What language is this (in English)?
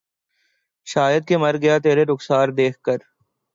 Urdu